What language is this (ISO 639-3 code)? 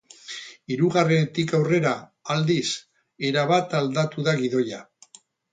eus